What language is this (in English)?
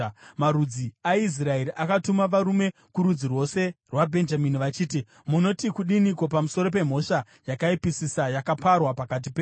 Shona